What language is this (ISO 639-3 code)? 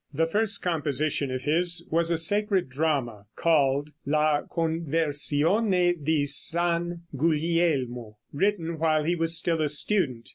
eng